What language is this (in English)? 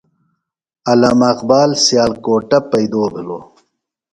Phalura